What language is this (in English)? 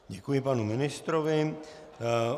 Czech